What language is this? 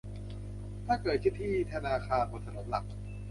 Thai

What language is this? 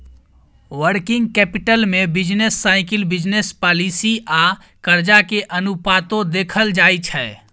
Maithili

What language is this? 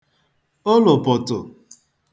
Igbo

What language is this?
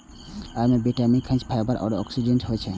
Maithili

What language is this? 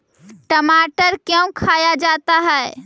Magahi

